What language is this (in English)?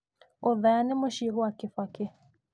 Kikuyu